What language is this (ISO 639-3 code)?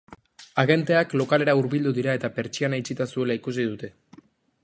eus